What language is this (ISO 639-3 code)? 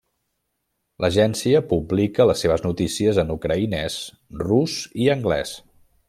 cat